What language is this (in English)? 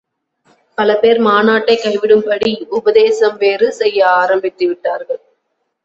Tamil